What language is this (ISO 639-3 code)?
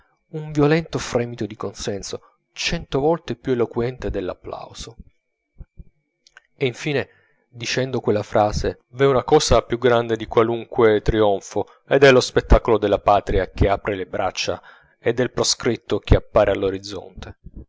ita